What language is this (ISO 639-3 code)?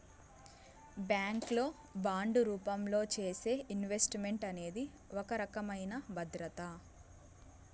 tel